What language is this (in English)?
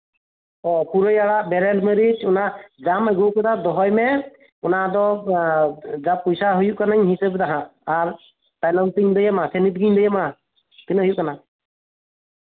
Santali